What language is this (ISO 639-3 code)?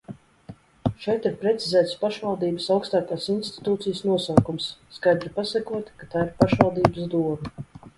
lav